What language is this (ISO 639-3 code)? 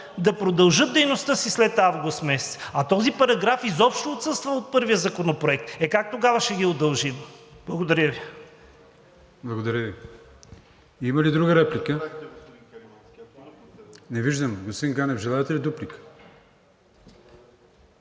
bul